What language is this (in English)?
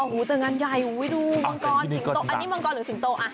Thai